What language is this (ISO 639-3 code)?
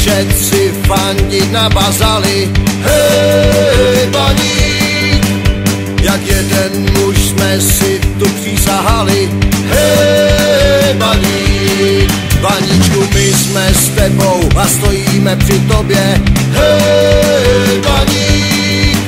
pol